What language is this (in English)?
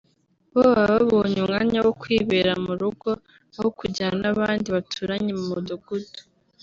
Kinyarwanda